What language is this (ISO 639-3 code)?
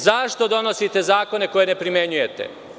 srp